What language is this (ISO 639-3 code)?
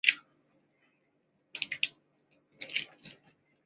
zho